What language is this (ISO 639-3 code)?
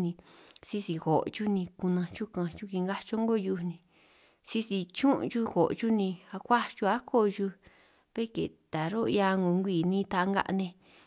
trq